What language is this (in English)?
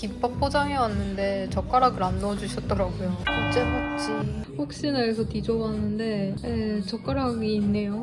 Korean